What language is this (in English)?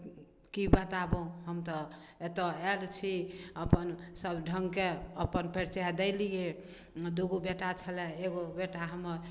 Maithili